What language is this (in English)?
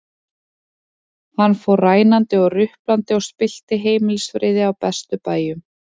Icelandic